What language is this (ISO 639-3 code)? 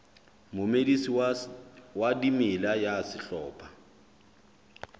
sot